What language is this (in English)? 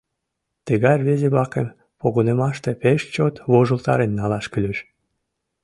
Mari